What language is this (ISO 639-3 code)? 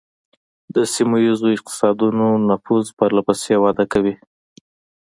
pus